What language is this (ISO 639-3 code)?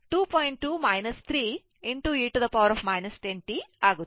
kan